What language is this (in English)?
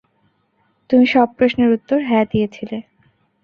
Bangla